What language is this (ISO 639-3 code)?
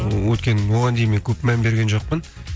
kaz